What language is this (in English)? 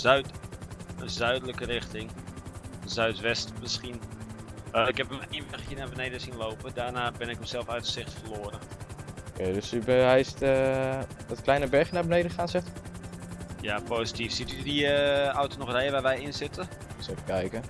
Dutch